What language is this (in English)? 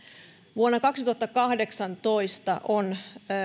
Finnish